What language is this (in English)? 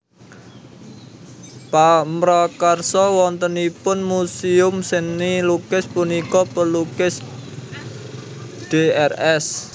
Javanese